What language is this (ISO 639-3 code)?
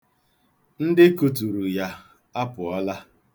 ibo